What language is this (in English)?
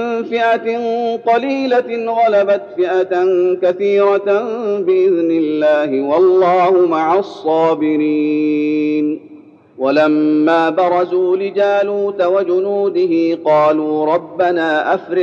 Arabic